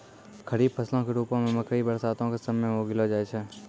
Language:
Maithili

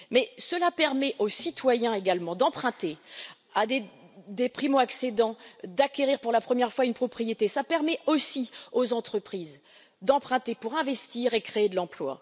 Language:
French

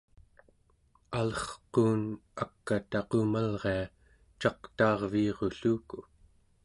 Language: Central Yupik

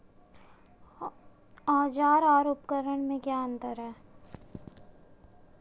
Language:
Hindi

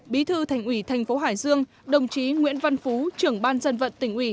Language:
Vietnamese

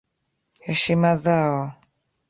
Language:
Swahili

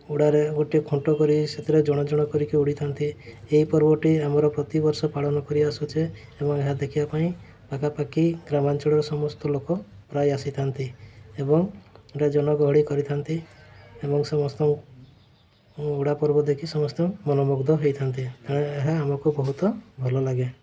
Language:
Odia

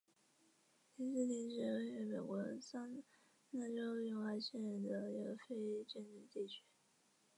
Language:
Chinese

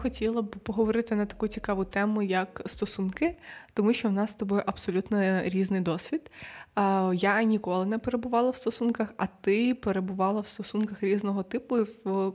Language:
Ukrainian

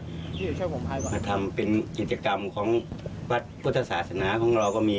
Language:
Thai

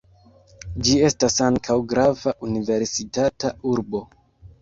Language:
Esperanto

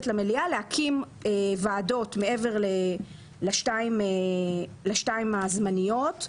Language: Hebrew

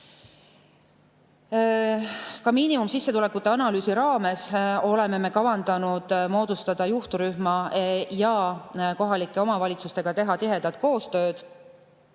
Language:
Estonian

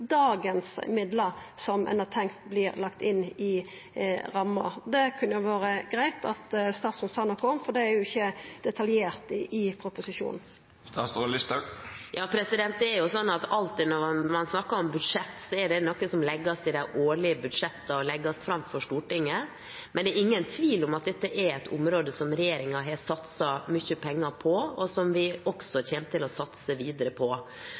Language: Norwegian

